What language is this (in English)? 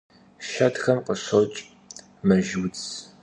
Kabardian